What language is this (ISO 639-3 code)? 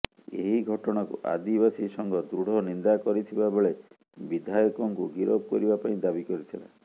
ori